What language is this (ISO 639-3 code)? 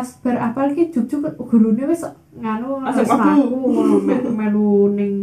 ind